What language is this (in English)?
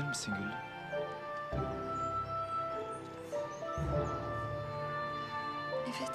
Turkish